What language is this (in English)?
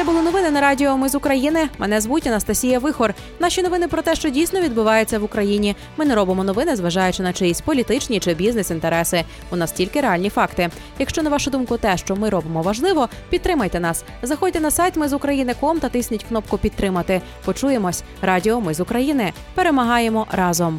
Ukrainian